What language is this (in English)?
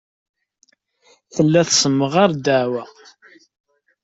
Kabyle